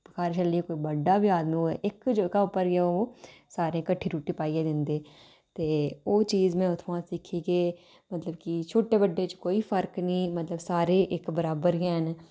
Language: Dogri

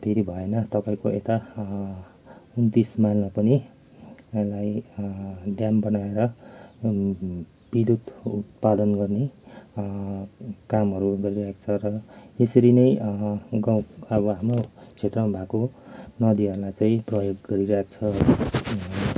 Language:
Nepali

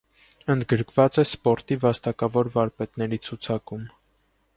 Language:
Armenian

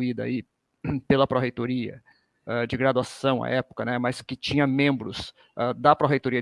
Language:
Portuguese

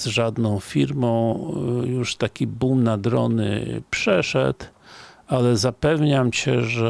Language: Polish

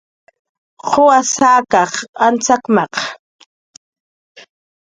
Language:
Jaqaru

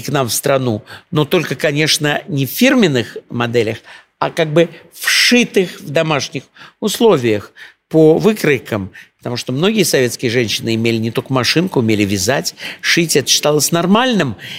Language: Russian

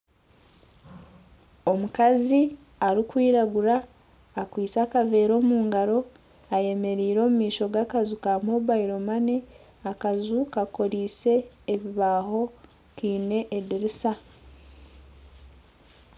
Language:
Nyankole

